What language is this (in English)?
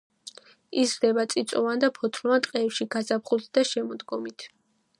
Georgian